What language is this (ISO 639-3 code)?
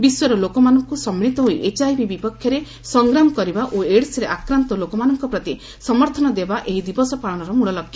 ori